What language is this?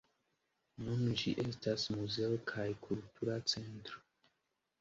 Esperanto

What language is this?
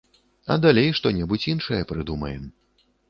Belarusian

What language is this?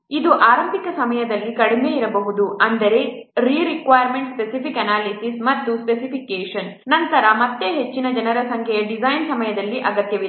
Kannada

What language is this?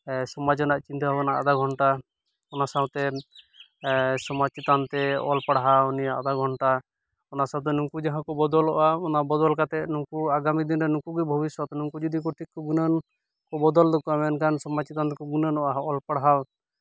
Santali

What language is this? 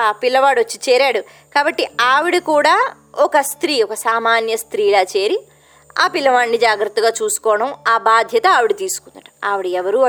Telugu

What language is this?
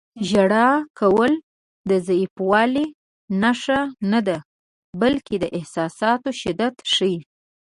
Pashto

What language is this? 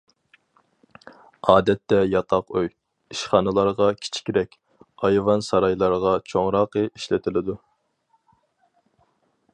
Uyghur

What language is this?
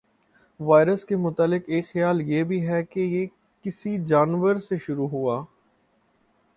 Urdu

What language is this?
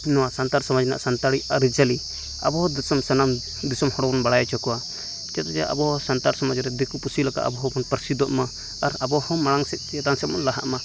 Santali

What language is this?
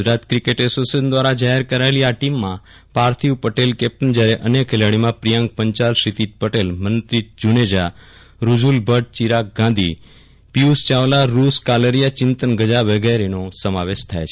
Gujarati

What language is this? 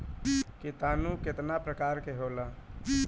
Bhojpuri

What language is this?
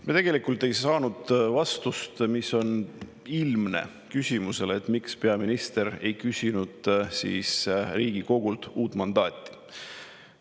Estonian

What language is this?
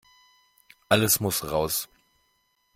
German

